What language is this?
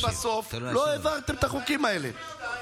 Hebrew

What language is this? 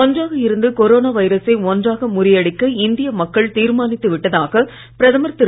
Tamil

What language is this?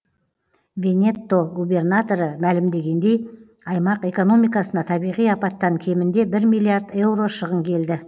Kazakh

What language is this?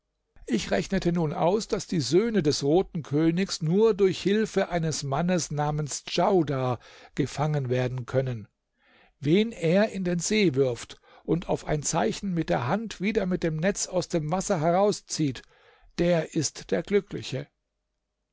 German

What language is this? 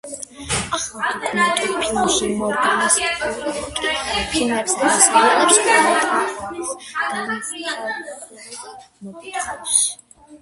Georgian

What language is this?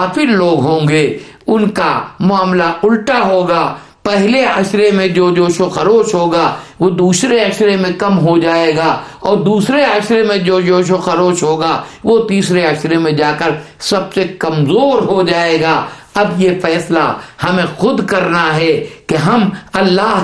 Urdu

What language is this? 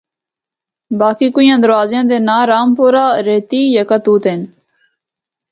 Northern Hindko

